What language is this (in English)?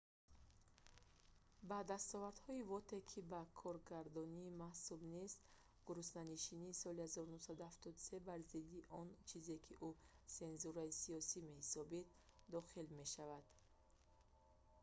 Tajik